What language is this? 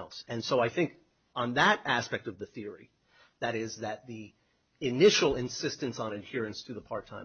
English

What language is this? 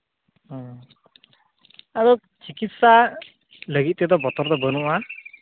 Santali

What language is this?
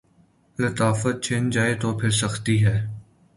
Urdu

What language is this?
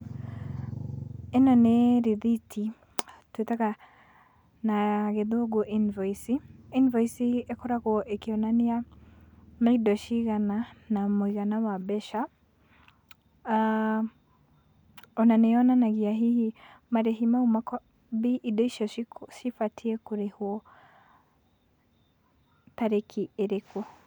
Kikuyu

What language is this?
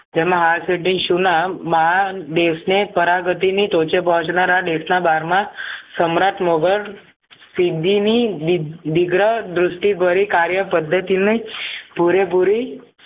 Gujarati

